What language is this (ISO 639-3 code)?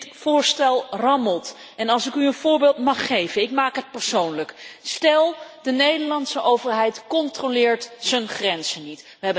nld